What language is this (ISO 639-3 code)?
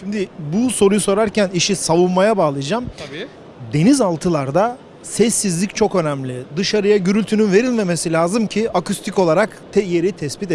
tur